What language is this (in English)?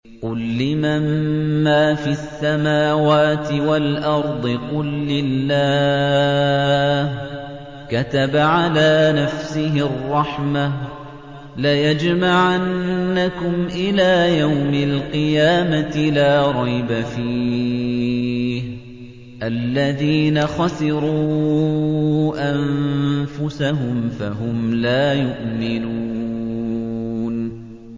Arabic